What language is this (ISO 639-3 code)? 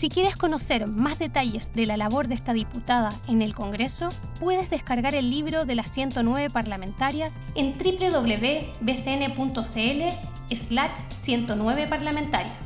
spa